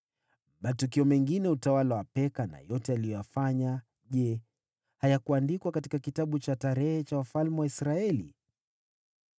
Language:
Swahili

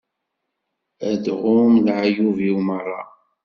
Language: Kabyle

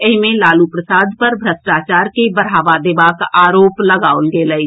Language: Maithili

